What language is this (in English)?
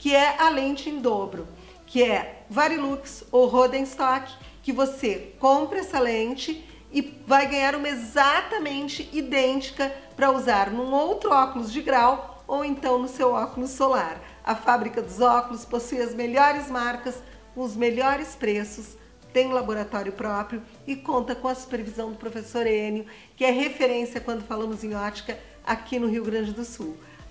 Portuguese